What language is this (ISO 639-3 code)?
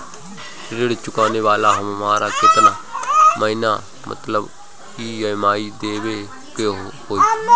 bho